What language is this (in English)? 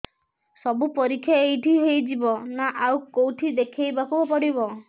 Odia